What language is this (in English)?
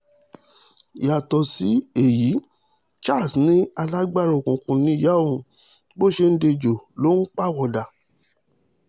Yoruba